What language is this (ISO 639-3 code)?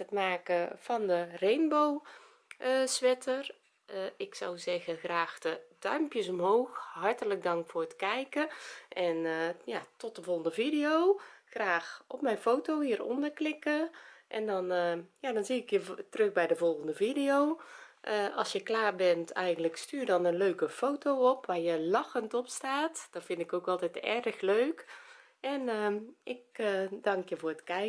nld